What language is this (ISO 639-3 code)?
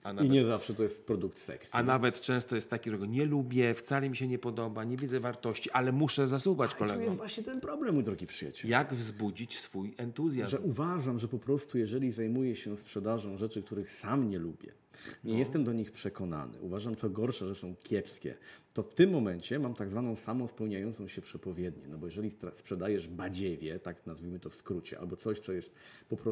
pol